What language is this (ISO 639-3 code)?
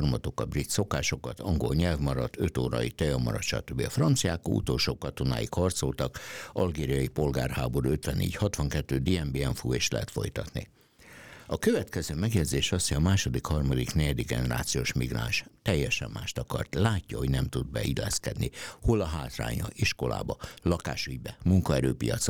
hun